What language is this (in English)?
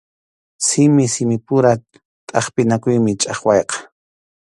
Arequipa-La Unión Quechua